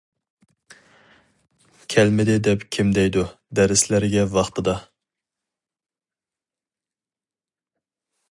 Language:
Uyghur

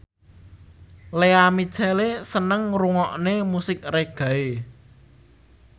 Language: Javanese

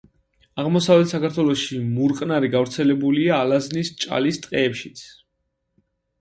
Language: Georgian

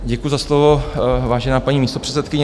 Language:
Czech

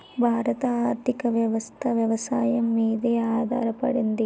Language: Telugu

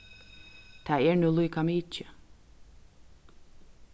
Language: Faroese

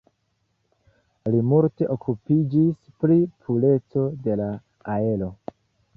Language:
Esperanto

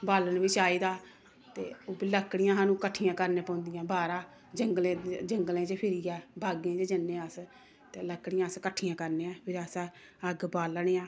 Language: Dogri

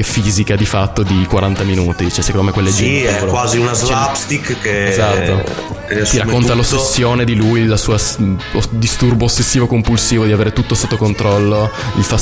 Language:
Italian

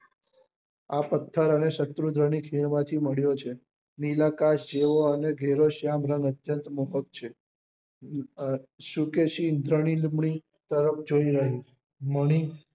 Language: Gujarati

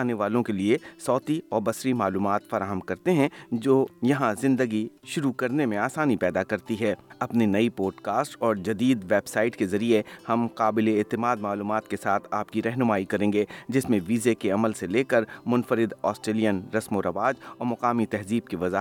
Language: Urdu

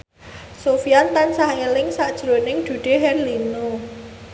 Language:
Javanese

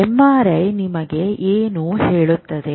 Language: Kannada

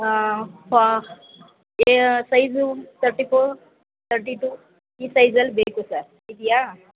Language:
Kannada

